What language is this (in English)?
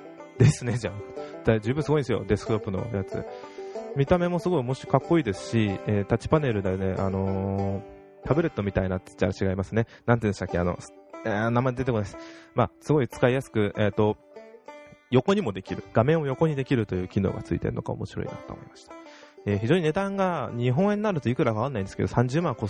Japanese